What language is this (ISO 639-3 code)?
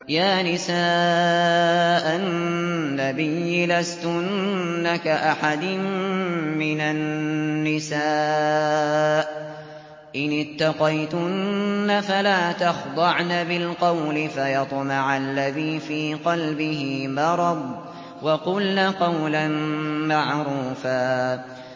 ara